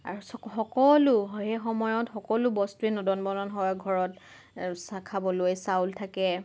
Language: Assamese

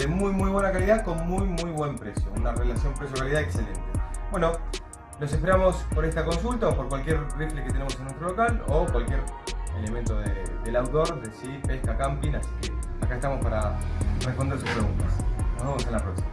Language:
Spanish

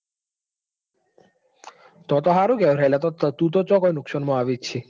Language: Gujarati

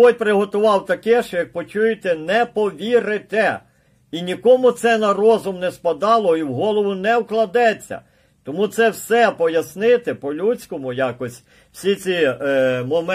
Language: Ukrainian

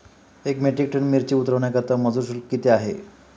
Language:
Marathi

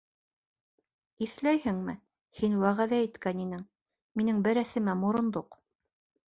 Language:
Bashkir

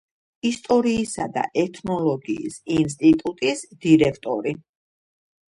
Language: Georgian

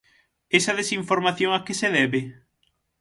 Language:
Galician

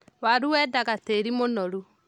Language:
Kikuyu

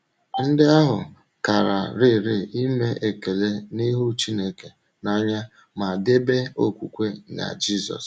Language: Igbo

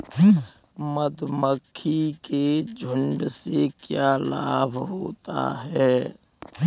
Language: Hindi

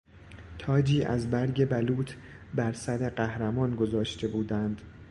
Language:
Persian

